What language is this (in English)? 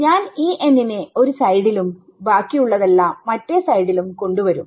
Malayalam